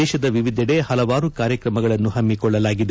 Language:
Kannada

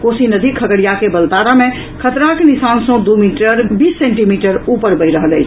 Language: Maithili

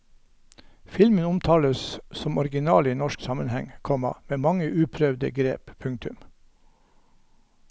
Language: Norwegian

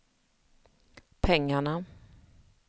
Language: Swedish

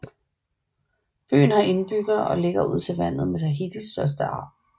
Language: Danish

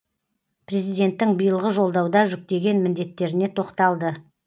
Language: Kazakh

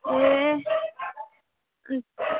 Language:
Nepali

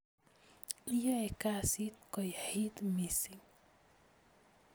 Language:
Kalenjin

